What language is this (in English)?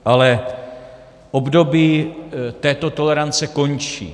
Czech